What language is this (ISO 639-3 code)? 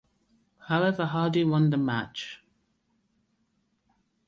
eng